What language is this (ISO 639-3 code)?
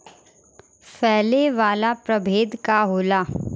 bho